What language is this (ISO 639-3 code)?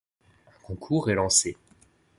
fra